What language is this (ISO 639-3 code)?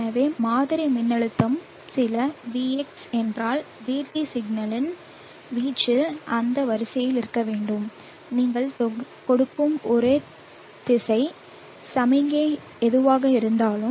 tam